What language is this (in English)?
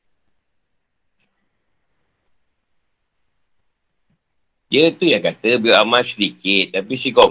Malay